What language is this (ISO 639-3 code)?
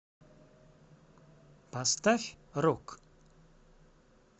rus